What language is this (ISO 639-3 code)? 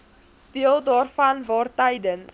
afr